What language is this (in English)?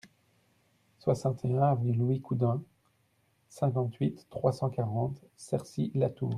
French